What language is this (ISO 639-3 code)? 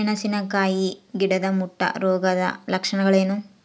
kan